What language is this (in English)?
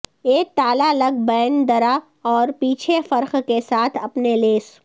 Urdu